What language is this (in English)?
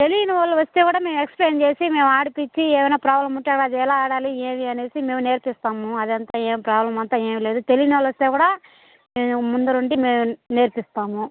Telugu